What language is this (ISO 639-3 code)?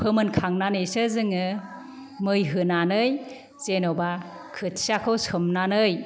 brx